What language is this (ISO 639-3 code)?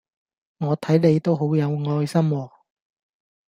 yue